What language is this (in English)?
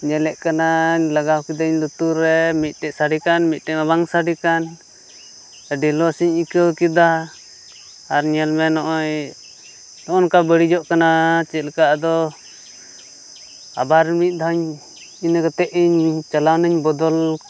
Santali